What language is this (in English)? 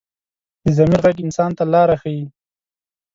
Pashto